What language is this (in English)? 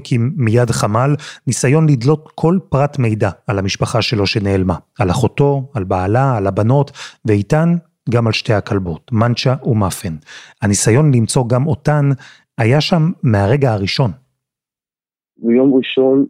Hebrew